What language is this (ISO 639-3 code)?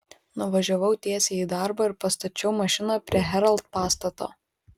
lit